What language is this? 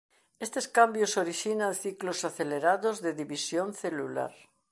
Galician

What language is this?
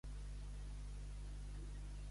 Catalan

